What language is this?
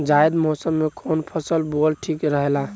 Bhojpuri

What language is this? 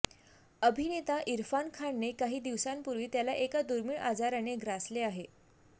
Marathi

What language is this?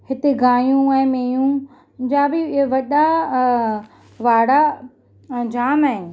Sindhi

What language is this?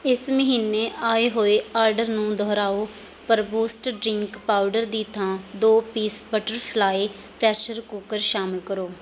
Punjabi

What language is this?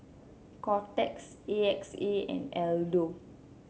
English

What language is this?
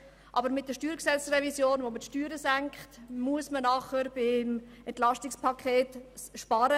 Swiss German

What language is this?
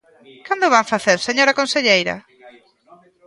Galician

